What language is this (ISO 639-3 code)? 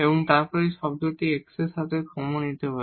ben